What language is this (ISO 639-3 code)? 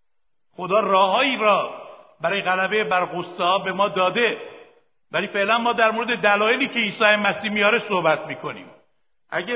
fas